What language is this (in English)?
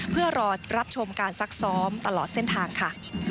Thai